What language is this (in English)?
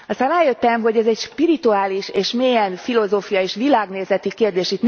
Hungarian